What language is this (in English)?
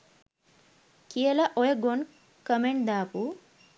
Sinhala